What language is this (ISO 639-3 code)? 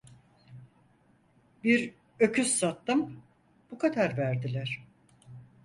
tur